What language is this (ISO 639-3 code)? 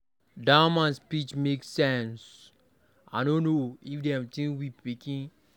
pcm